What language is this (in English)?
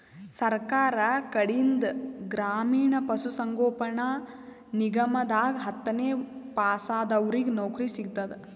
Kannada